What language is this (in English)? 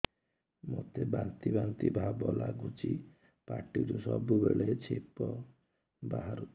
Odia